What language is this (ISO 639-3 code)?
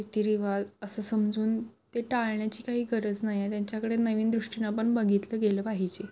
mar